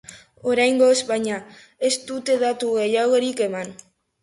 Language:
Basque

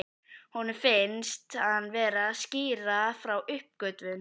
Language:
Icelandic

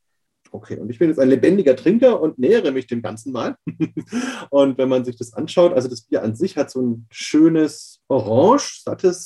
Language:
German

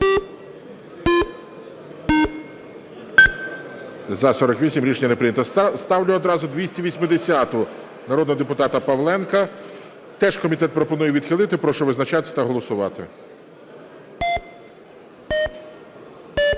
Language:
Ukrainian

